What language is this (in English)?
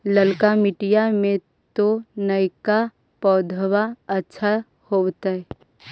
Magahi